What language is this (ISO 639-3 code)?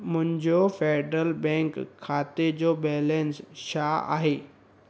snd